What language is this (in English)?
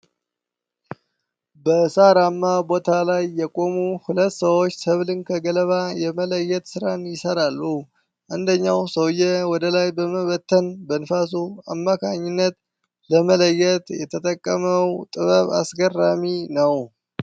Amharic